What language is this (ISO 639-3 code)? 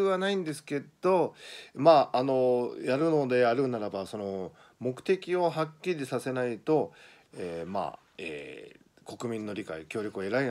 jpn